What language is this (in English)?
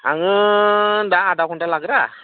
Bodo